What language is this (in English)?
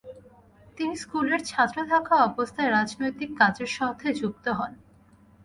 Bangla